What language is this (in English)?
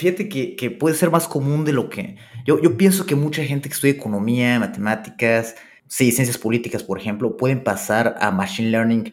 Spanish